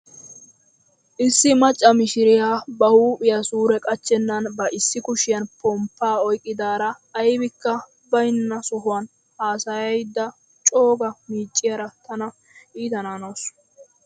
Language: Wolaytta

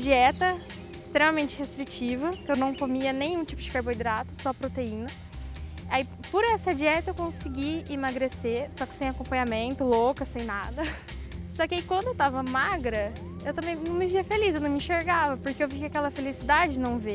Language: Portuguese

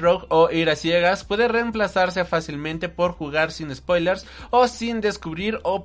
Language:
Spanish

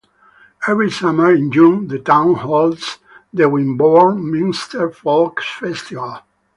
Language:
English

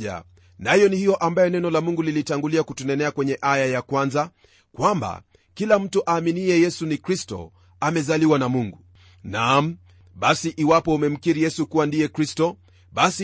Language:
Swahili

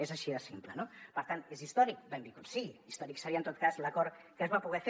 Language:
Catalan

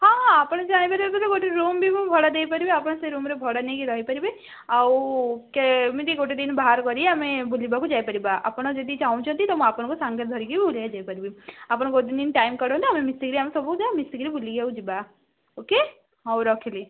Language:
Odia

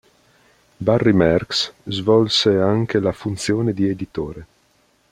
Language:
Italian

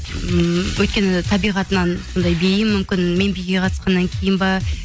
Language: Kazakh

